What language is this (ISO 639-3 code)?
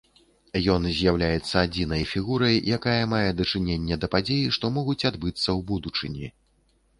bel